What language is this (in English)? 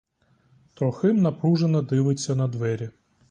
Ukrainian